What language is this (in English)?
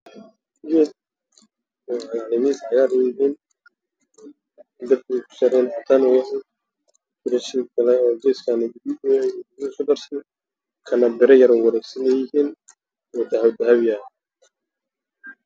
Somali